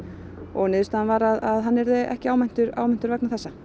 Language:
Icelandic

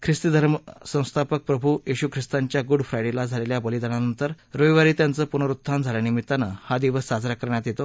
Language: Marathi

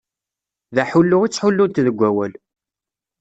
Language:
Kabyle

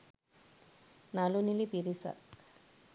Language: Sinhala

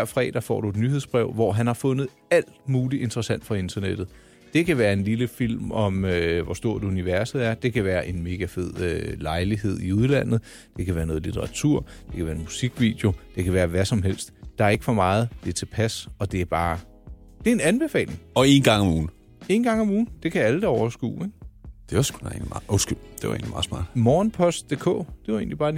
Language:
Danish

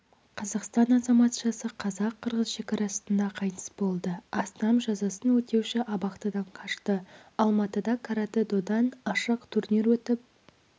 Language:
Kazakh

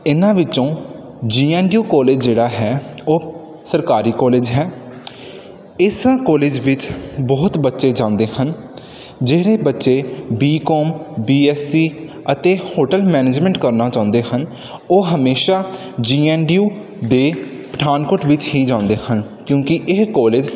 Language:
Punjabi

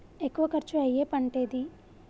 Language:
Telugu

